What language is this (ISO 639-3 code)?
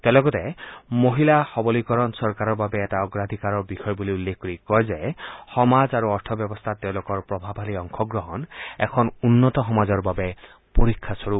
asm